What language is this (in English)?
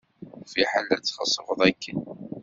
Kabyle